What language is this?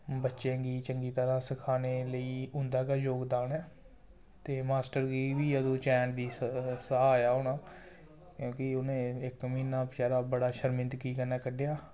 Dogri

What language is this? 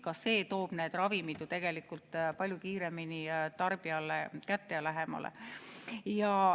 Estonian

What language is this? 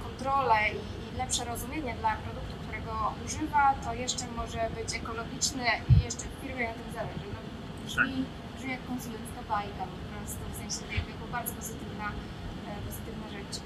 Polish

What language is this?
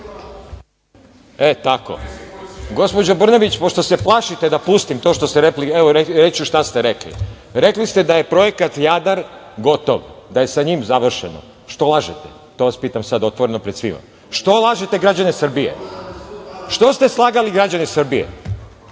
Serbian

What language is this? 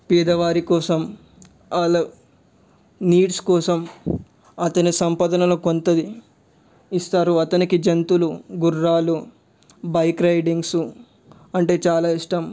Telugu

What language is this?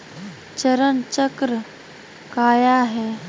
Magahi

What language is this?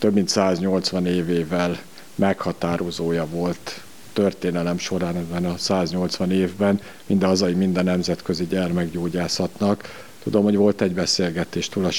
Hungarian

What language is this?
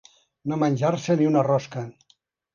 Catalan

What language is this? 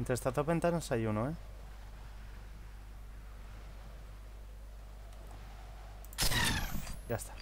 Spanish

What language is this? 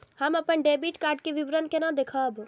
Maithili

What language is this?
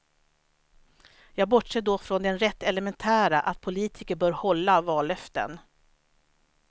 Swedish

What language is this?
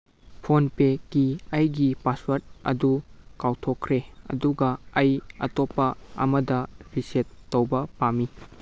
Manipuri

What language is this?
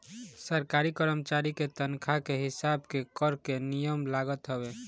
Bhojpuri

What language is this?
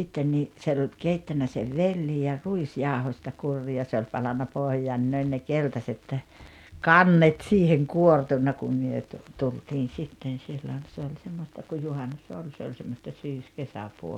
Finnish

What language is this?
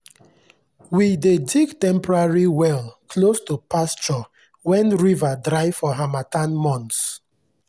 Nigerian Pidgin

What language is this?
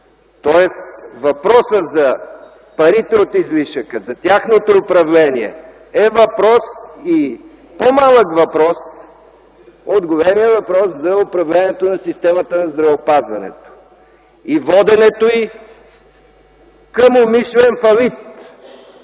Bulgarian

